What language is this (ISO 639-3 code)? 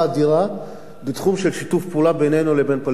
heb